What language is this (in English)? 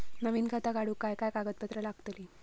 Marathi